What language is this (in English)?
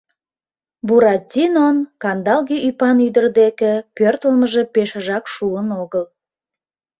Mari